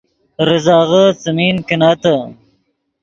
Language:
Yidgha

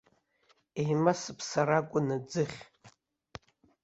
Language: Abkhazian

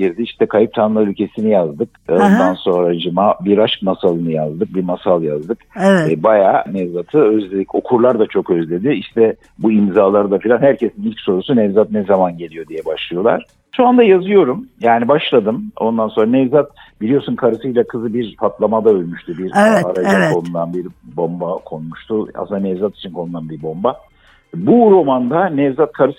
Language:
Turkish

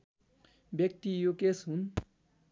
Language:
Nepali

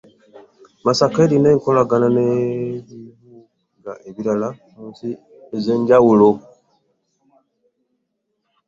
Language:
Ganda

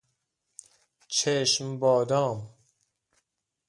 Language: Persian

